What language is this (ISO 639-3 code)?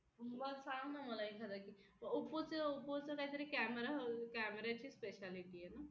mar